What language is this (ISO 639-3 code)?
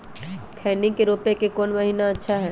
mag